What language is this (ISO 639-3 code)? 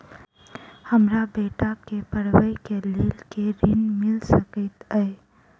mai